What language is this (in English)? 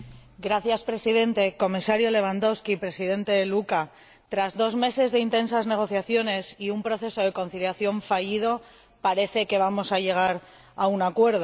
Spanish